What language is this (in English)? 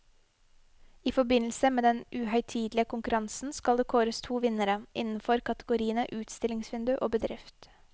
Norwegian